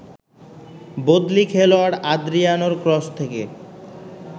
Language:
Bangla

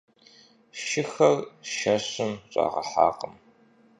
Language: Kabardian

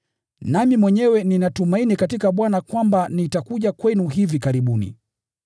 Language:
Swahili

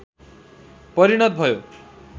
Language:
Nepali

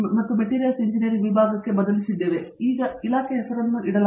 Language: Kannada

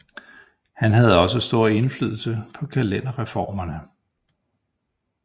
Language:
Danish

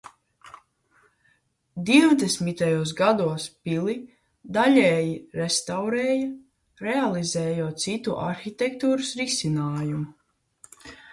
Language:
Latvian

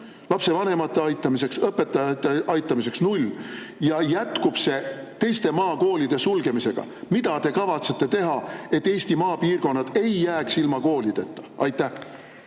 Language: Estonian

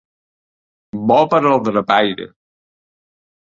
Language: Catalan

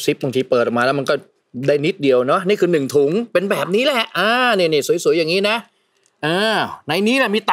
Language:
Thai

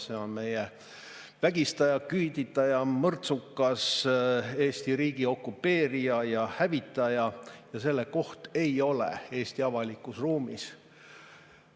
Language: Estonian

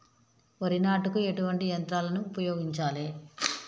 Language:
Telugu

